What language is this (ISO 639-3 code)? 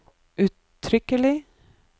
nor